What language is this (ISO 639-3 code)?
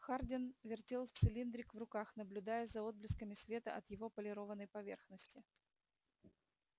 rus